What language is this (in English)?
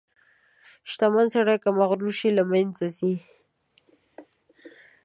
Pashto